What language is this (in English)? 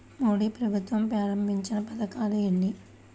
Telugu